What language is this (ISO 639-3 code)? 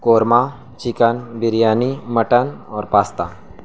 urd